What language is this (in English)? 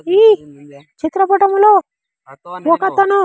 Telugu